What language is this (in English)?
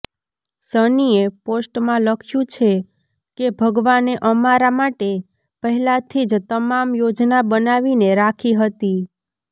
Gujarati